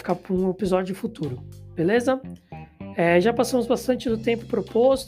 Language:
Portuguese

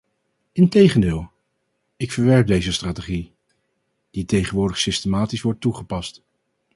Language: Dutch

